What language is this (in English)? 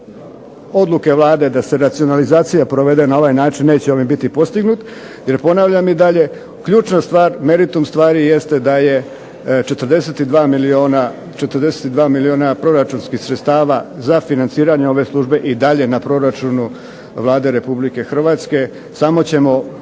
Croatian